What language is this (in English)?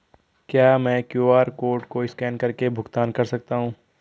Hindi